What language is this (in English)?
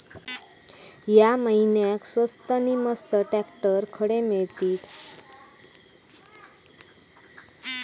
Marathi